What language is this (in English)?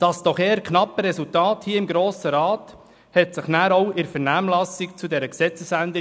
Swiss German